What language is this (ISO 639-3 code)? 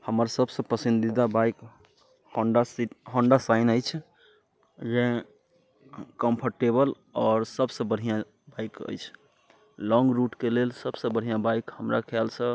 mai